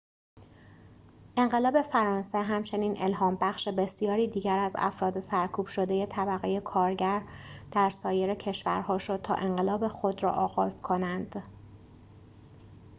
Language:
Persian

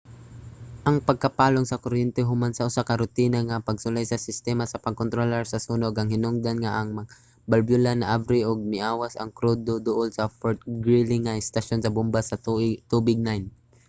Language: Cebuano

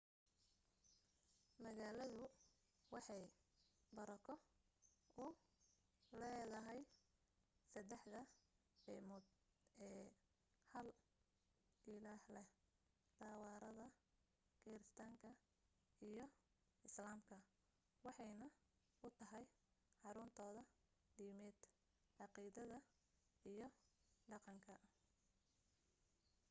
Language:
Somali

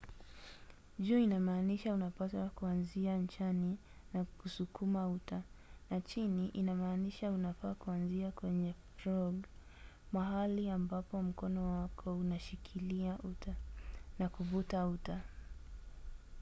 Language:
Swahili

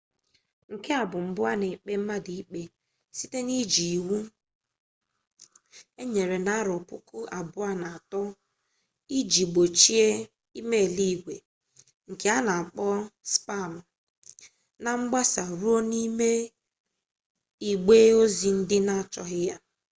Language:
Igbo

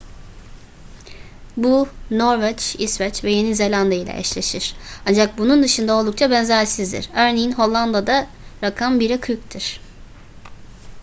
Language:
Turkish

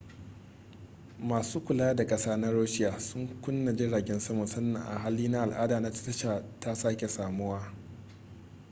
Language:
Hausa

